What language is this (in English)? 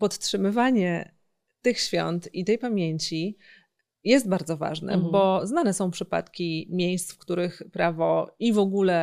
Polish